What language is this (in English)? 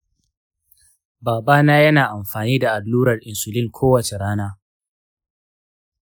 Hausa